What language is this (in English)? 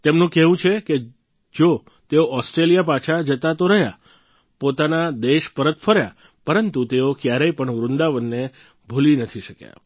Gujarati